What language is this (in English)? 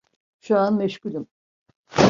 Turkish